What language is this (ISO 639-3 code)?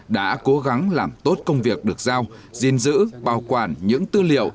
vie